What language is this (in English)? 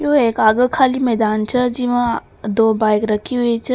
Rajasthani